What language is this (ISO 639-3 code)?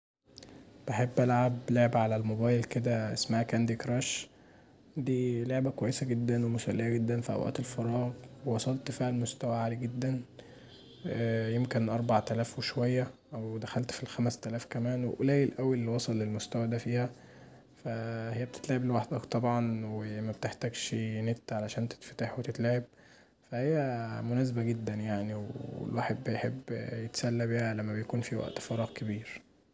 arz